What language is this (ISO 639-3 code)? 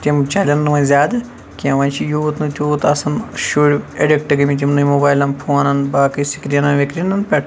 kas